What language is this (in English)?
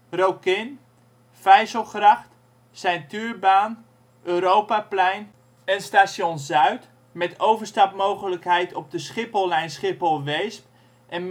Dutch